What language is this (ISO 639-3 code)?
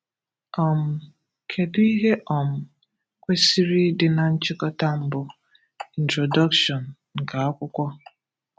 ibo